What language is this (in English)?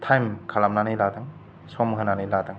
Bodo